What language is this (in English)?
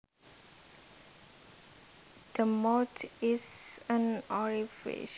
Javanese